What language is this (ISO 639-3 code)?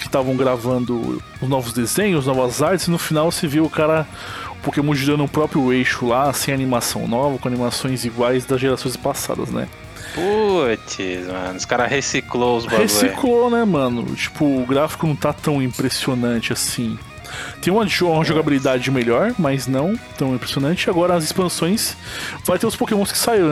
por